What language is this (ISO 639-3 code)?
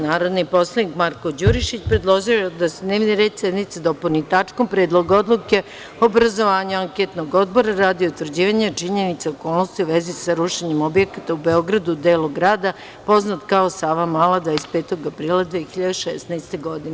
srp